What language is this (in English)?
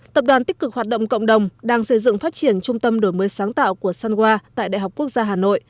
Vietnamese